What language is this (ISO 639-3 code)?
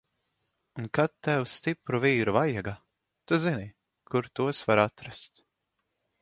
lav